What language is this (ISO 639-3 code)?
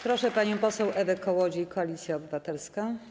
pol